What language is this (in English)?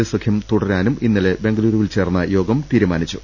Malayalam